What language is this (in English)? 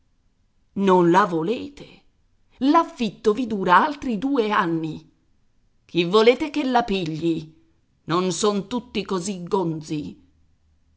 Italian